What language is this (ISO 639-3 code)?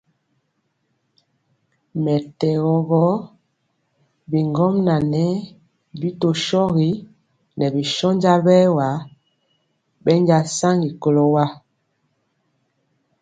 mcx